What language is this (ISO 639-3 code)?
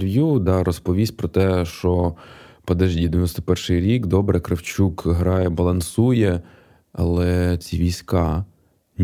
ukr